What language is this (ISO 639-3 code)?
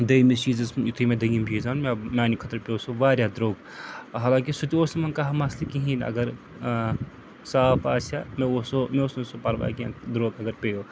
kas